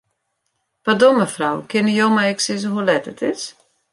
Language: Western Frisian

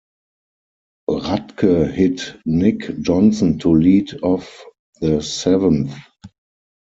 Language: English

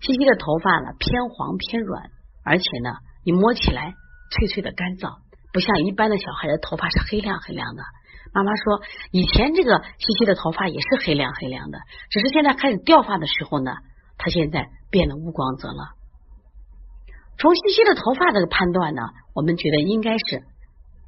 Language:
Chinese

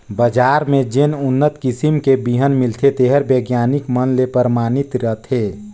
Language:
Chhattisgarhi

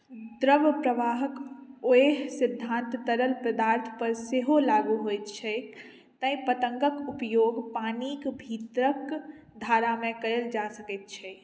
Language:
Maithili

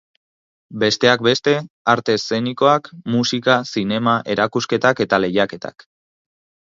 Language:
Basque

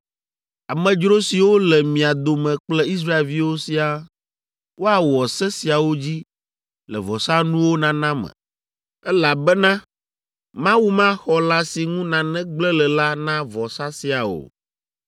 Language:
Ewe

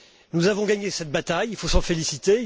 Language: French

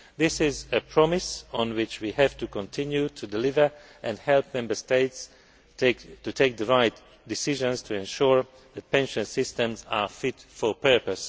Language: English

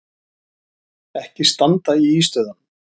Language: Icelandic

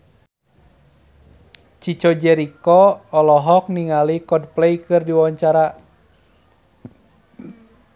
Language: Sundanese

